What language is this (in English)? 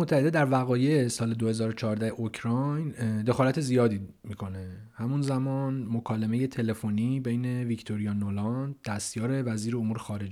Persian